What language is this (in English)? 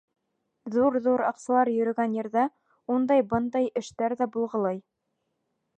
Bashkir